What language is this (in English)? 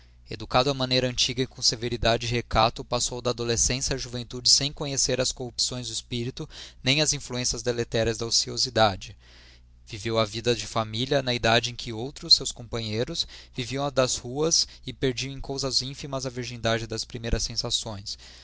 Portuguese